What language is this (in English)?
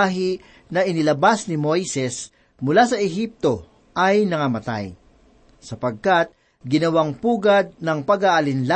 Filipino